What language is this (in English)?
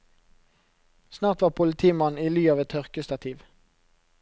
Norwegian